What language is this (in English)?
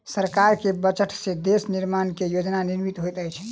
Maithili